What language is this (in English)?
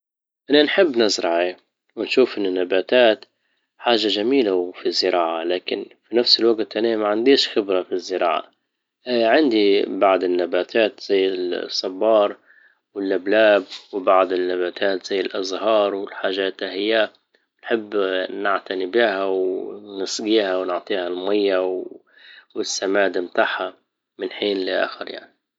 Libyan Arabic